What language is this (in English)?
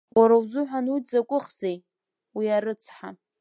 Abkhazian